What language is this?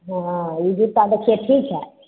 Maithili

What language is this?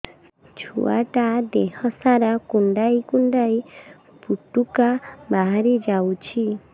Odia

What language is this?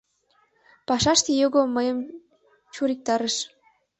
Mari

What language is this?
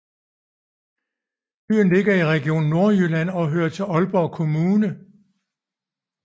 Danish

